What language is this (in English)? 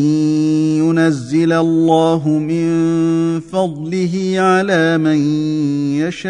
Arabic